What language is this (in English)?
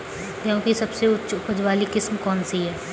Hindi